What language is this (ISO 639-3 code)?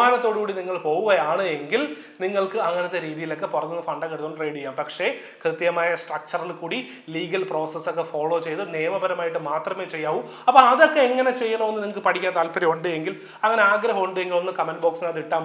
mal